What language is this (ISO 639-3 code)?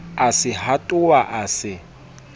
sot